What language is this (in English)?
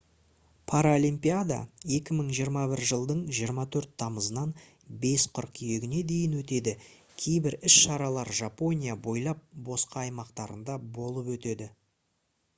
Kazakh